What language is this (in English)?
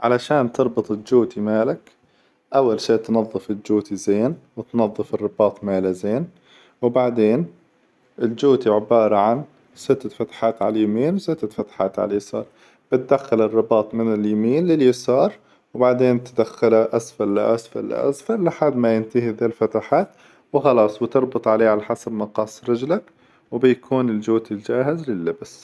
Hijazi Arabic